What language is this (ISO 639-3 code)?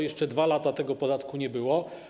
pol